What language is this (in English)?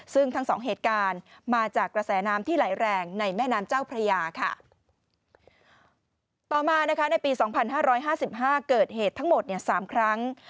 Thai